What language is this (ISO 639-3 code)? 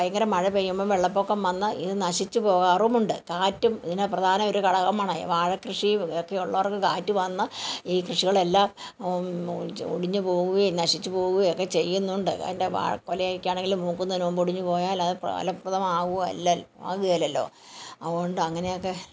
mal